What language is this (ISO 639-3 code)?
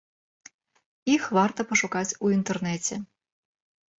bel